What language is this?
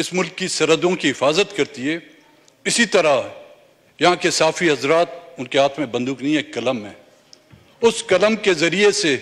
Hindi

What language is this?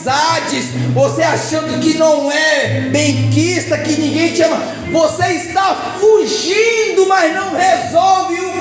Portuguese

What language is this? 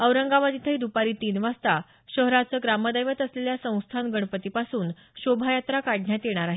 Marathi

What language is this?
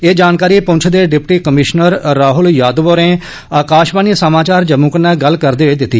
Dogri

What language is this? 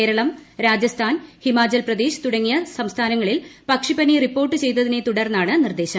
Malayalam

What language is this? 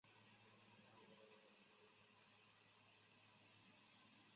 Chinese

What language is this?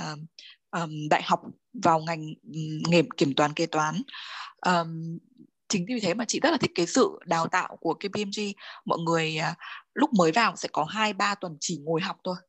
Vietnamese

